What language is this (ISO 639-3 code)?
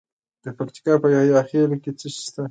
pus